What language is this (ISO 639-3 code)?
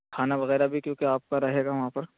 urd